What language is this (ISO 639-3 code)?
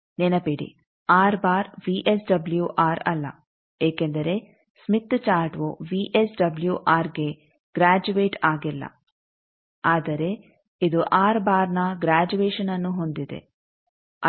kan